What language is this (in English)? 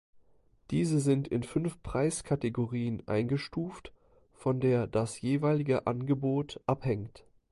German